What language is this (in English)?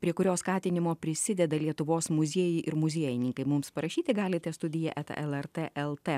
Lithuanian